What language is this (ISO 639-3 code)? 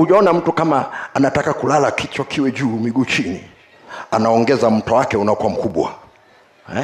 swa